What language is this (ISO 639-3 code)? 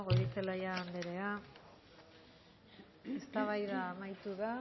eus